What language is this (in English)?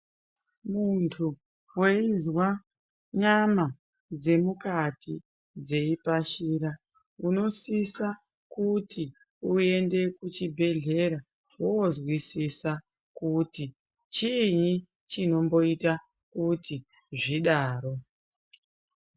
Ndau